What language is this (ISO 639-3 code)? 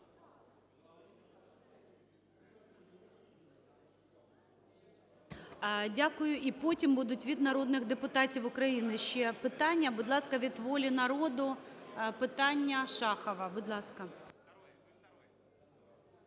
ukr